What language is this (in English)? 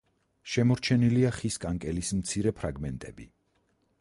Georgian